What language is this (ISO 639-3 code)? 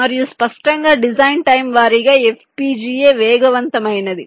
tel